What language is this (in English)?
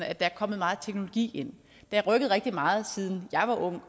Danish